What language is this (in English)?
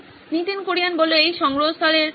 Bangla